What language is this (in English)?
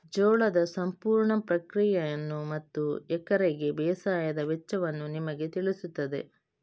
Kannada